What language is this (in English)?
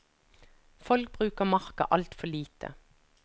Norwegian